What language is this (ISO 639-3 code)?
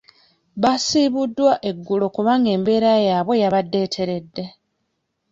lug